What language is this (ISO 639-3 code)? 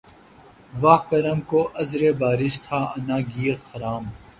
urd